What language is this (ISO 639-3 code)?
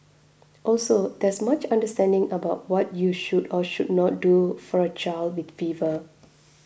eng